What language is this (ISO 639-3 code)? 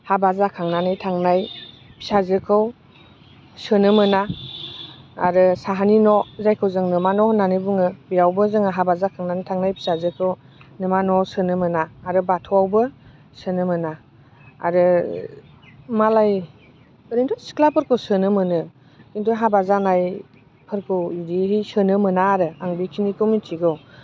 brx